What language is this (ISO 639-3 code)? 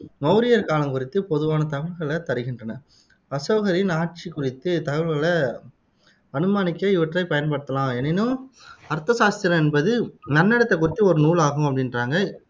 tam